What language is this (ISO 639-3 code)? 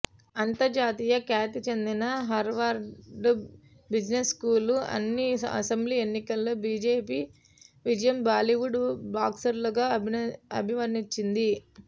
tel